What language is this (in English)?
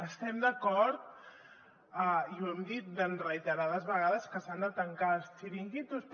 Catalan